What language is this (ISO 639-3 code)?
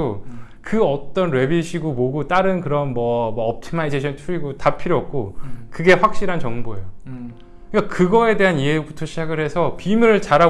kor